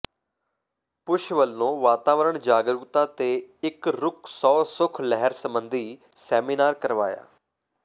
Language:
Punjabi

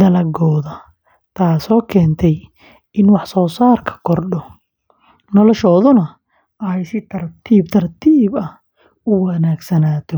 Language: Somali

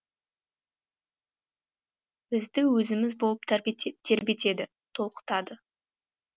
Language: Kazakh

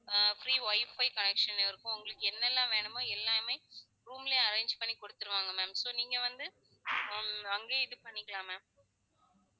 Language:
Tamil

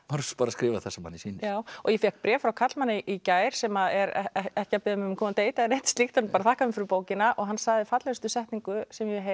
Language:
Icelandic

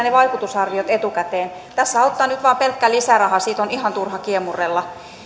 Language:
Finnish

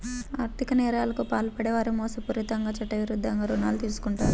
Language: Telugu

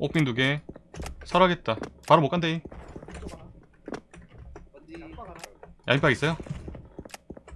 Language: Korean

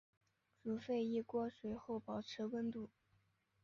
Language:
Chinese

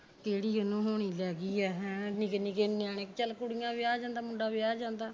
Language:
Punjabi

